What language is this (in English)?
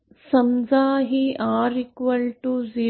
Marathi